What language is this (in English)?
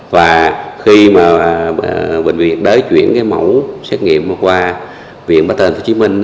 Vietnamese